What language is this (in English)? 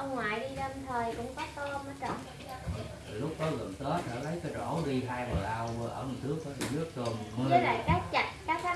Vietnamese